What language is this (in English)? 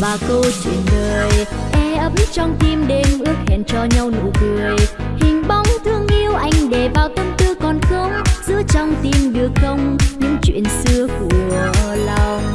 Vietnamese